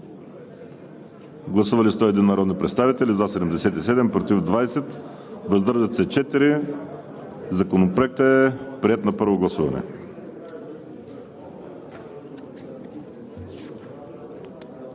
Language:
Bulgarian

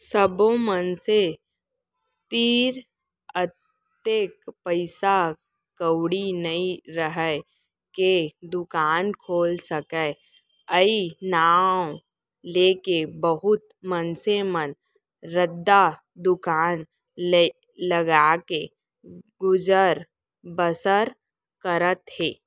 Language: Chhattisgarhi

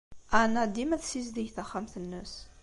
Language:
Kabyle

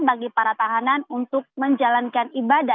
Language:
Indonesian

